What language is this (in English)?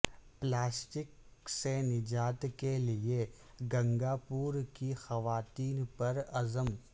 Urdu